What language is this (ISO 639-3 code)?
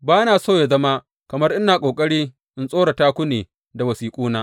hau